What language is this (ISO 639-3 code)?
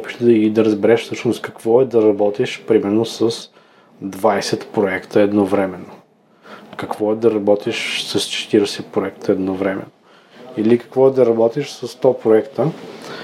bul